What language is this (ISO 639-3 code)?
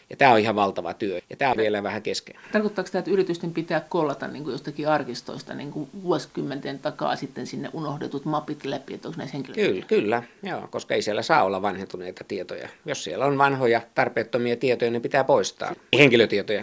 fin